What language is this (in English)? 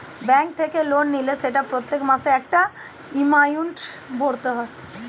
Bangla